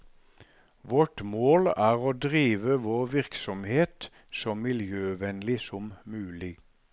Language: Norwegian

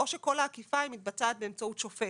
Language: Hebrew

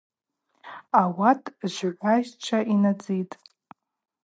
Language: Abaza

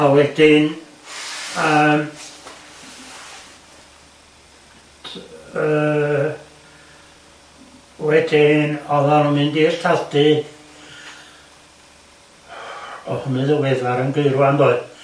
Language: Welsh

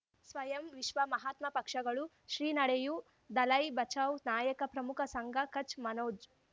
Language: Kannada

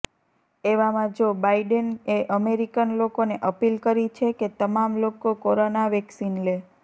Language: Gujarati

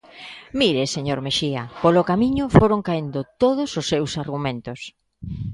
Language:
Galician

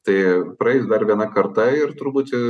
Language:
Lithuanian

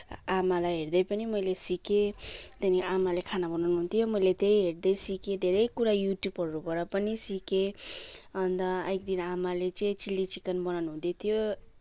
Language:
Nepali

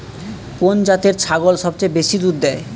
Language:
Bangla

